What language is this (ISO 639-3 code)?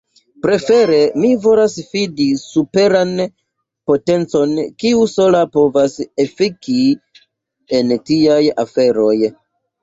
epo